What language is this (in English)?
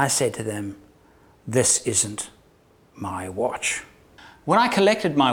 English